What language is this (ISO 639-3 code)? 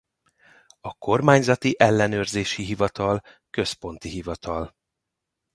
hun